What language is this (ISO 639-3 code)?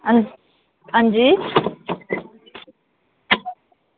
doi